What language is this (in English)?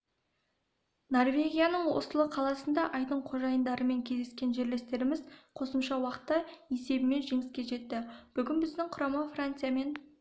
Kazakh